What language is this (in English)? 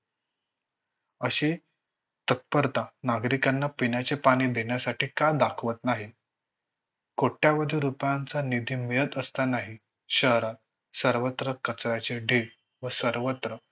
Marathi